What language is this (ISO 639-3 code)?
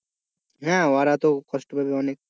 ben